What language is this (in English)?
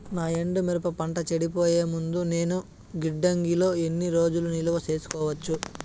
Telugu